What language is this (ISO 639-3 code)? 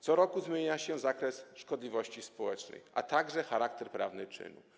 pol